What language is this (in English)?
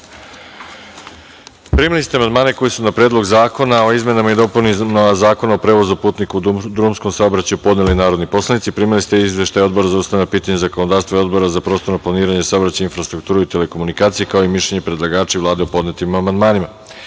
Serbian